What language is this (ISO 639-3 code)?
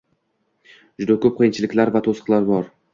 uzb